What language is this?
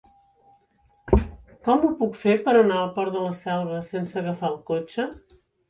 Catalan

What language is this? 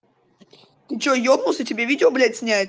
Russian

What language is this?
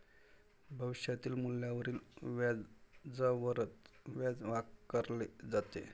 Marathi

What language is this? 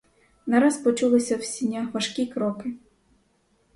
Ukrainian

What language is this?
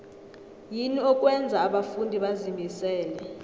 South Ndebele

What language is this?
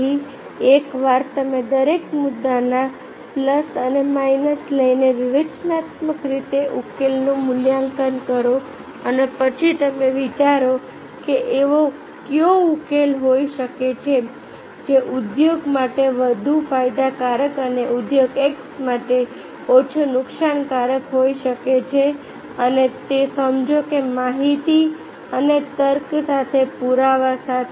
Gujarati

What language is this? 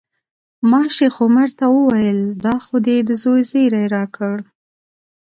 Pashto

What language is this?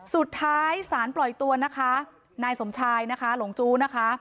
Thai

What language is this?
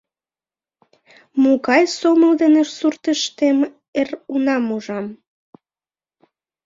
Mari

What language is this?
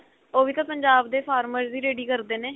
Punjabi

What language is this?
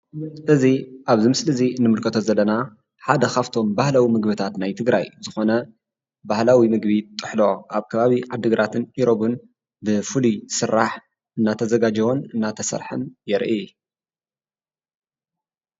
Tigrinya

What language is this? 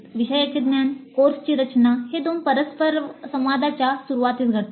Marathi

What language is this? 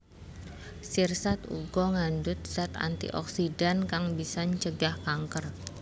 Javanese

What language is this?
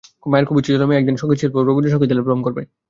Bangla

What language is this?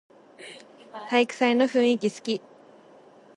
Japanese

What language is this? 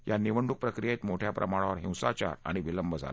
Marathi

